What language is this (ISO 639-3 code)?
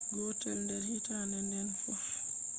ful